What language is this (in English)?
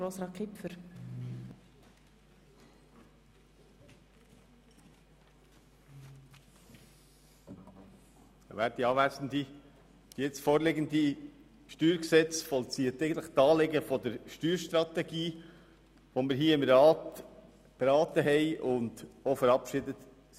Swiss German